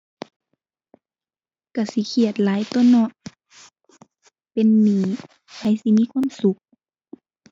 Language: Thai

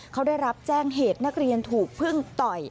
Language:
Thai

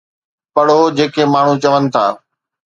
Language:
Sindhi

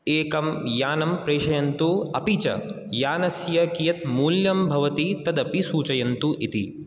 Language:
Sanskrit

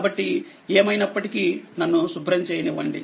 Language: Telugu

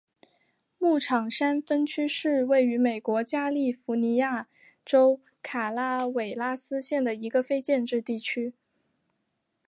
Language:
Chinese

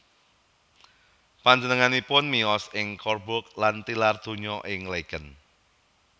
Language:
Javanese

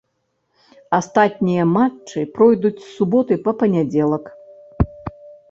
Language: Belarusian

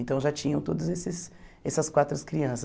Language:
Portuguese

